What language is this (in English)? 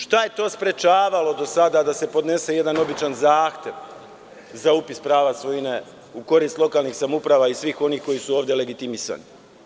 Serbian